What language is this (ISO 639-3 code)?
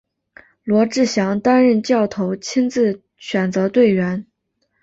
zho